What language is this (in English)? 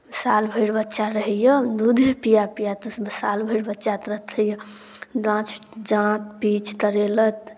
Maithili